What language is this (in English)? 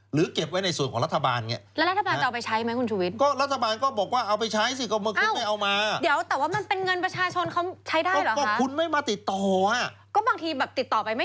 Thai